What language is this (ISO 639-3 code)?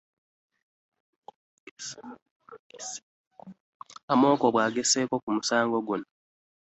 lug